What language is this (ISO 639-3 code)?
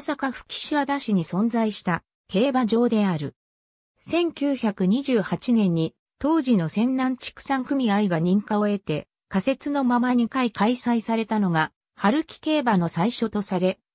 jpn